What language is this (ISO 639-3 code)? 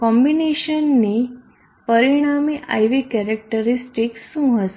guj